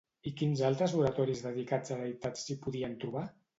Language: Catalan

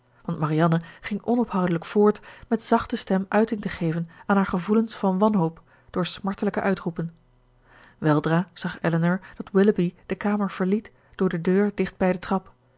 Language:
Dutch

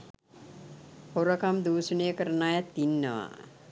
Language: Sinhala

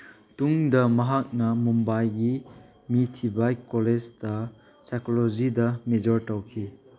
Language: Manipuri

